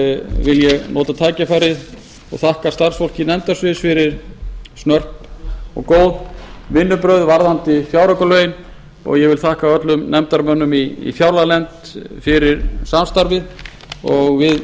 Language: Icelandic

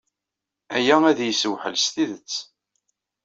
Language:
Kabyle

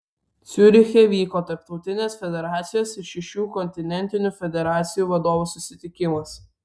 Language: Lithuanian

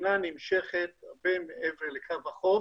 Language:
Hebrew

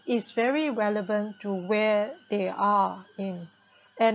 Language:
English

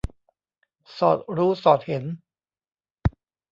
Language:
Thai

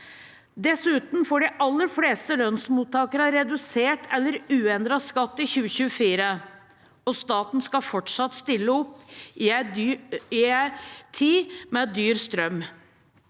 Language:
Norwegian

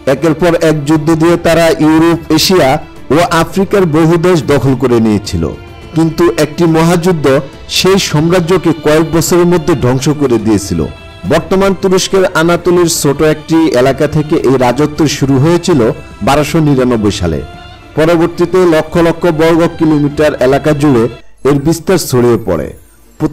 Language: Turkish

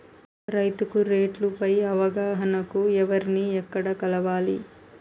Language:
Telugu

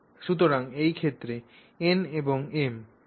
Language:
Bangla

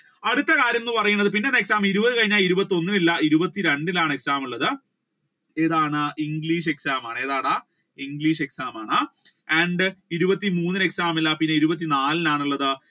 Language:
Malayalam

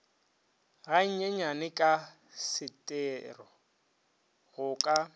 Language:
Northern Sotho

